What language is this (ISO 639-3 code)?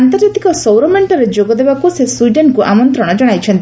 ori